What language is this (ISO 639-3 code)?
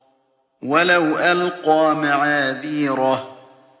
ara